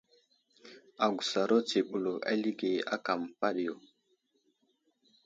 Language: Wuzlam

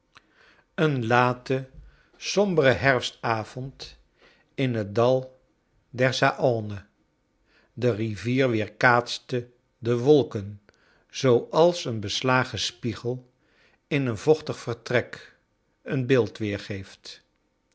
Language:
Dutch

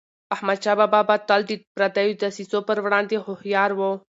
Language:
Pashto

